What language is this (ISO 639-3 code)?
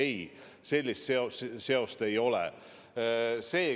est